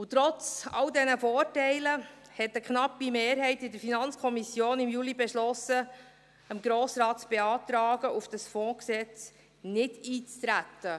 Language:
Swiss German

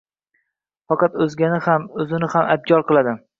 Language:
Uzbek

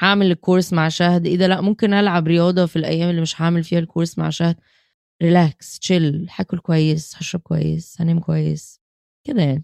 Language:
Arabic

